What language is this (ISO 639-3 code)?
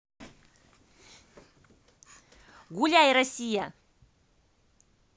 rus